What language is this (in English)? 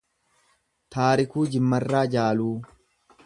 Oromo